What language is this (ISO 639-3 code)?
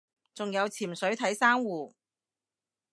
yue